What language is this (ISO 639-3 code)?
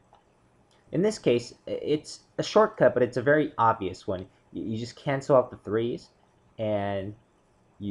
eng